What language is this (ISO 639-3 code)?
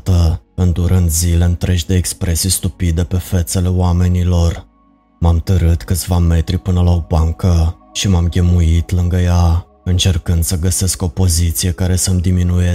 ron